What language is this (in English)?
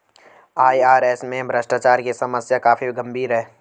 Hindi